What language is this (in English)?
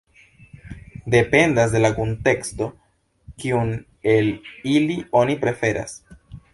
Esperanto